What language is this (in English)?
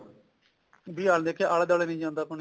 Punjabi